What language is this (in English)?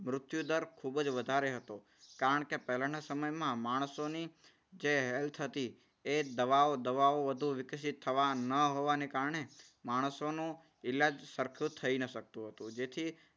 Gujarati